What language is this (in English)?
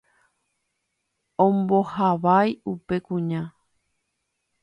Guarani